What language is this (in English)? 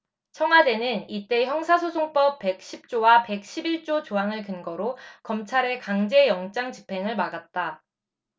Korean